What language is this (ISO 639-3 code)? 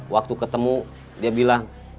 ind